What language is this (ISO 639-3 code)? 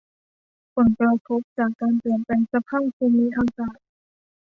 tha